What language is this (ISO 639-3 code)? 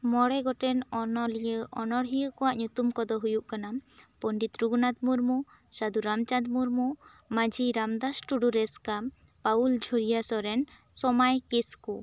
sat